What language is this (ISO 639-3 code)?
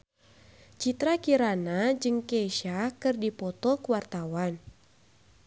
sun